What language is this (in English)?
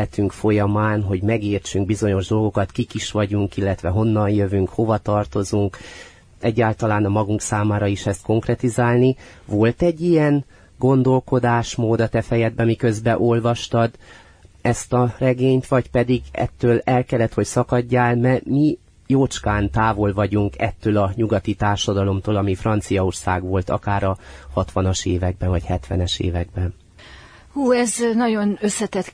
Hungarian